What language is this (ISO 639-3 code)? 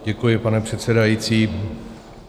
ces